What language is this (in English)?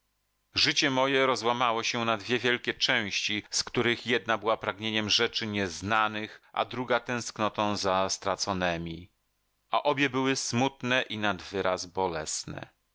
Polish